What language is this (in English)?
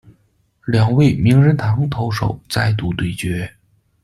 Chinese